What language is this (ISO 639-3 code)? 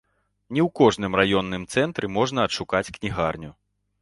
bel